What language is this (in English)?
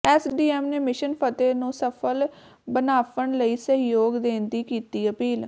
Punjabi